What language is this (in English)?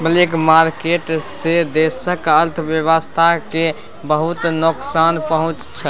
Maithili